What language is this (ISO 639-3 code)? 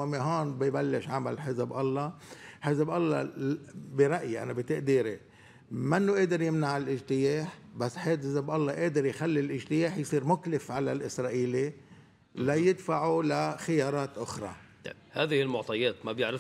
ara